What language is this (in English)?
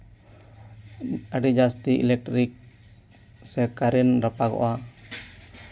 Santali